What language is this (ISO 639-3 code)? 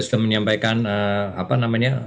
ind